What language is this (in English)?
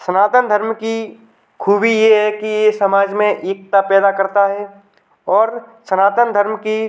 Hindi